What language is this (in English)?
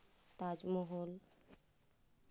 Santali